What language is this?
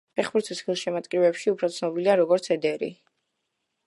Georgian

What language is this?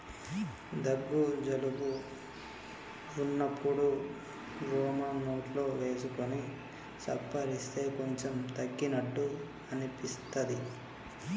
Telugu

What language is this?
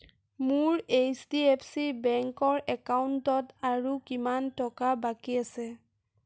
Assamese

